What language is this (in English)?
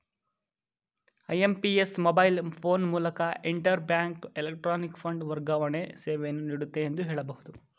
Kannada